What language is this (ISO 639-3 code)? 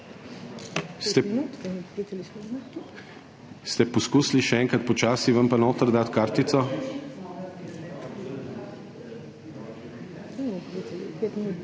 slv